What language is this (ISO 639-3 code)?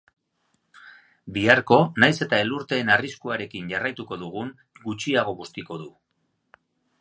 eus